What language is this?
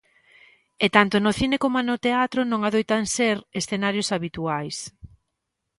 Galician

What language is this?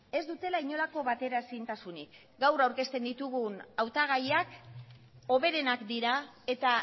Basque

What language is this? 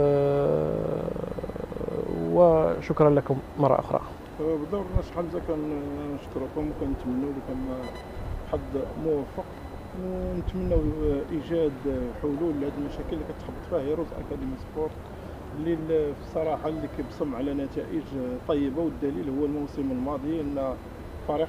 Arabic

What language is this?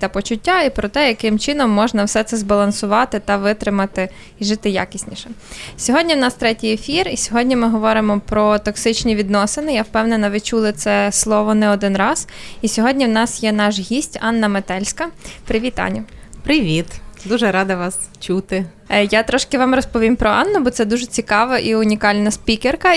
Ukrainian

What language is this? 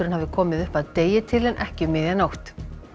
Icelandic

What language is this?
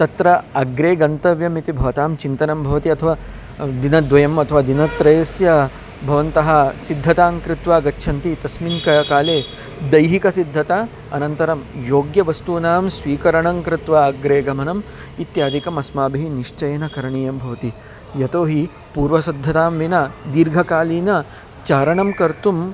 Sanskrit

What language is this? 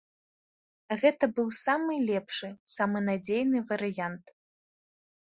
Belarusian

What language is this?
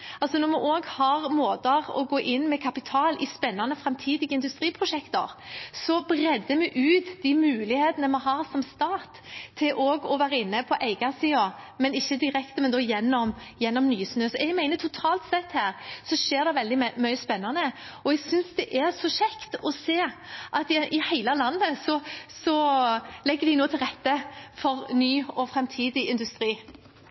Norwegian Bokmål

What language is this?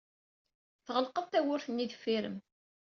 Kabyle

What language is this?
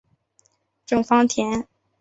Chinese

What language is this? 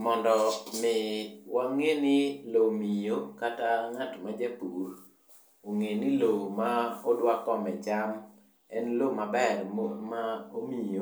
Luo (Kenya and Tanzania)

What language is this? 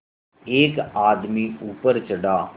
Hindi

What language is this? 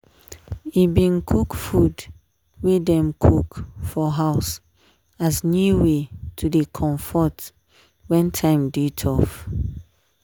Nigerian Pidgin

